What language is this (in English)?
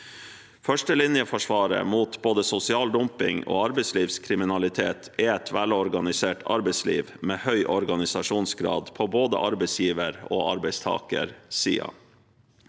Norwegian